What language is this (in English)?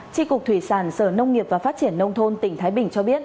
Vietnamese